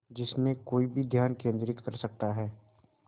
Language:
Hindi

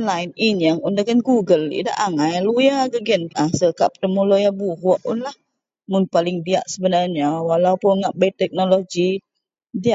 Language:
Central Melanau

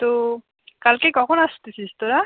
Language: Bangla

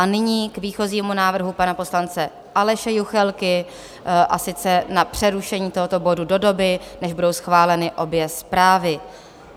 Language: Czech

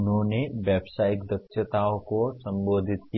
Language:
Hindi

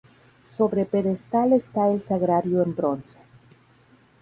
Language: Spanish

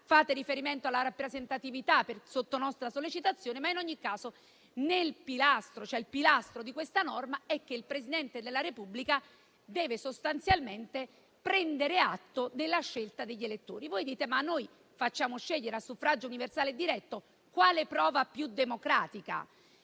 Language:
Italian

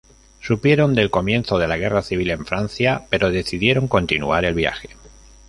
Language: Spanish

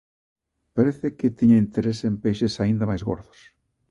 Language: Galician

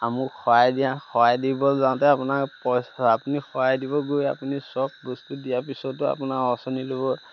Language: Assamese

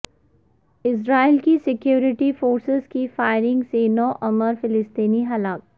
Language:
Urdu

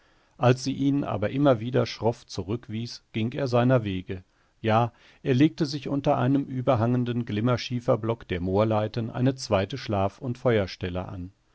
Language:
German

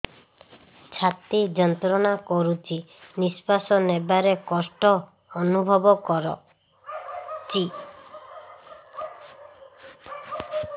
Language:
Odia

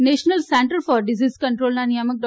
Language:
Gujarati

